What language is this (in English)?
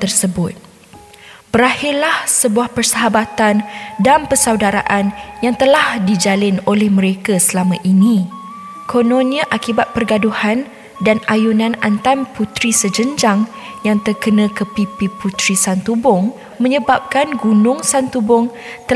Malay